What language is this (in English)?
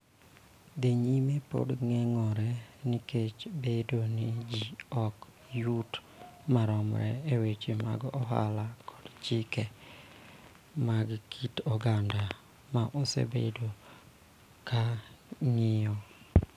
Luo (Kenya and Tanzania)